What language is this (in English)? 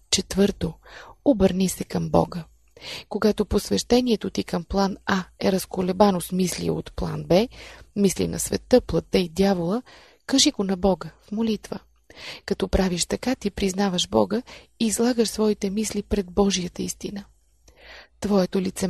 Bulgarian